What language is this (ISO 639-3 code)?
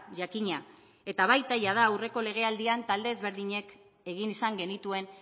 eus